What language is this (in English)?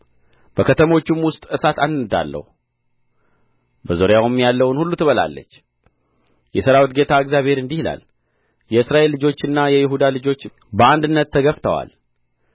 Amharic